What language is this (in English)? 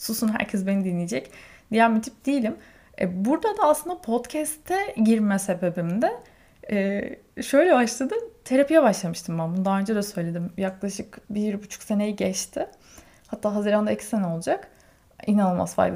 Turkish